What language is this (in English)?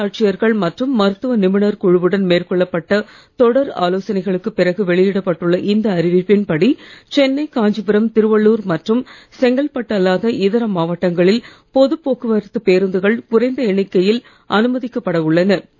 Tamil